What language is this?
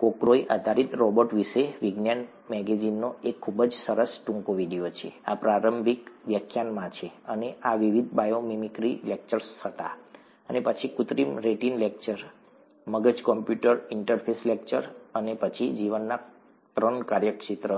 Gujarati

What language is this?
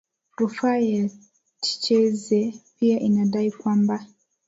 Swahili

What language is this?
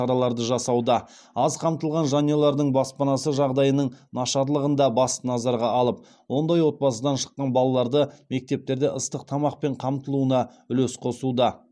Kazakh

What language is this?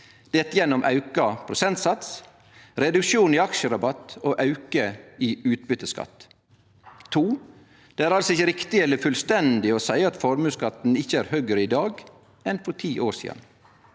Norwegian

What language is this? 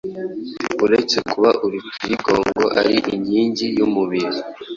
Kinyarwanda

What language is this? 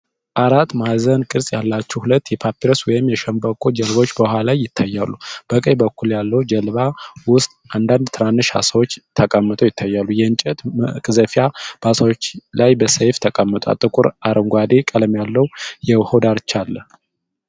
Amharic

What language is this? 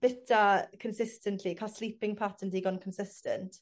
Welsh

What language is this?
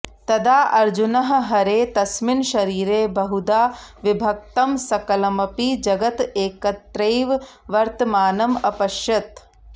Sanskrit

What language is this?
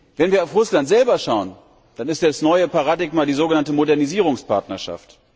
German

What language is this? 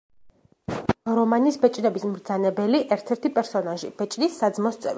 Georgian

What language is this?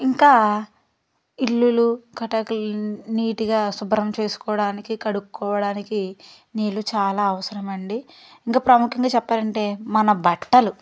Telugu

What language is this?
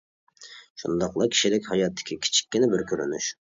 Uyghur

